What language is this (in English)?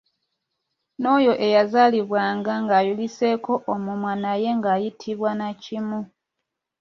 Ganda